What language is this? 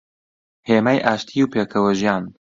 Central Kurdish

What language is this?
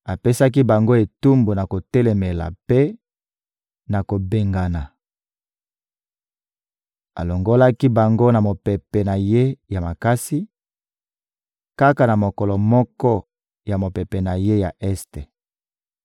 Lingala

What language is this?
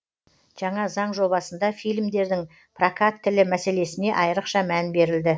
Kazakh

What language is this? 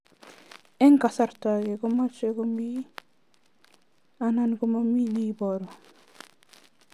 Kalenjin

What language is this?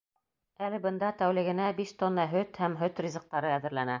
Bashkir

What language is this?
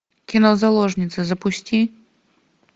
Russian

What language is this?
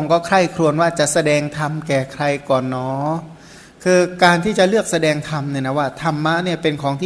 Thai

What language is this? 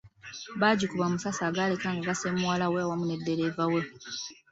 Ganda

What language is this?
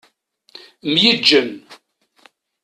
Kabyle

